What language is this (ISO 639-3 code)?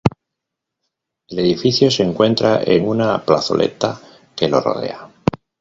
spa